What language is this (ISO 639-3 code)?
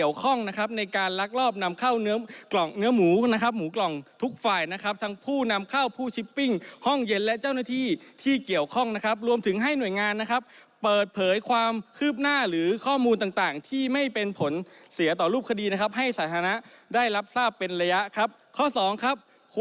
tha